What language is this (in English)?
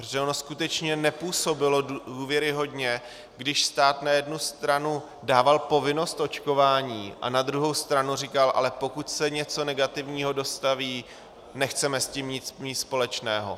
Czech